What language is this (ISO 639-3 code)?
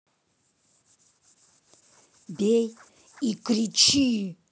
rus